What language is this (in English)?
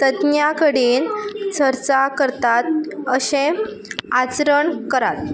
Konkani